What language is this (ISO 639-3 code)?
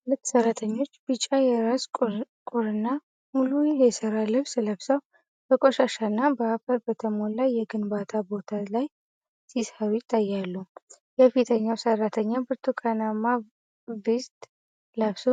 amh